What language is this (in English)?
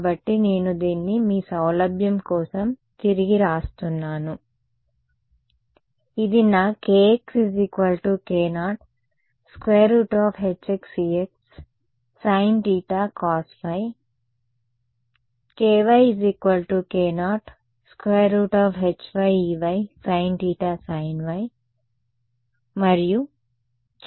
Telugu